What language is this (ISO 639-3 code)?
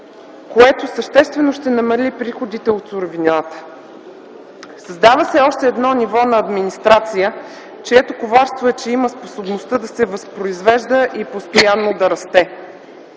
bul